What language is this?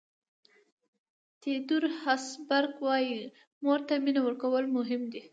Pashto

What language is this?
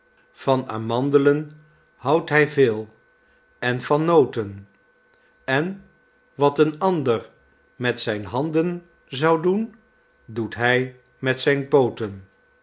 Dutch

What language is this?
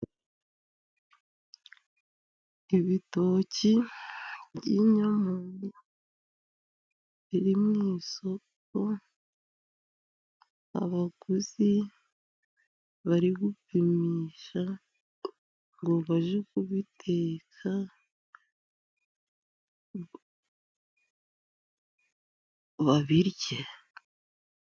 Kinyarwanda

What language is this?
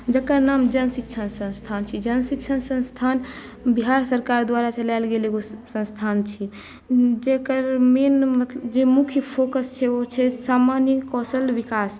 Maithili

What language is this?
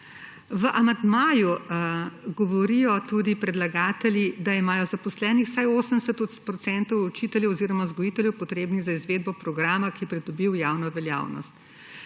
Slovenian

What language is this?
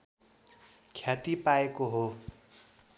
Nepali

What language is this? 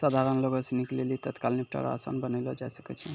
Maithili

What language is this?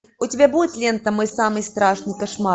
Russian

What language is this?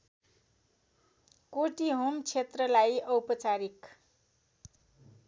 Nepali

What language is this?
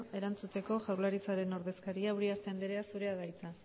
Basque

